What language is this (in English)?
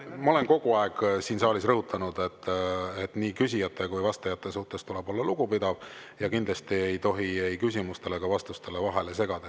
Estonian